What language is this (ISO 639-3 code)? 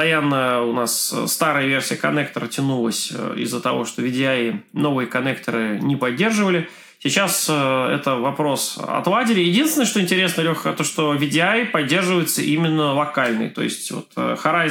rus